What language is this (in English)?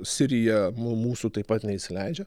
Lithuanian